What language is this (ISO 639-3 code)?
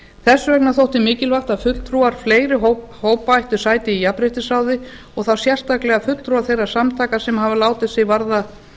isl